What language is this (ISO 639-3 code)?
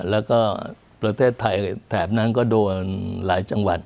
tha